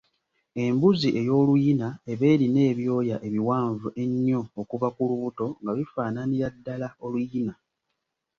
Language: Ganda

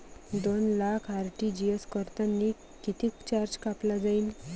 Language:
Marathi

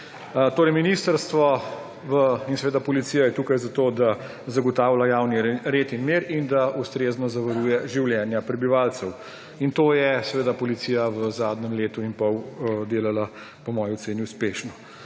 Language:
Slovenian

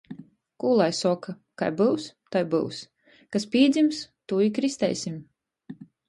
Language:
Latgalian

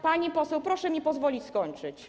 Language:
Polish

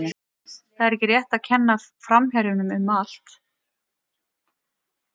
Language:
Icelandic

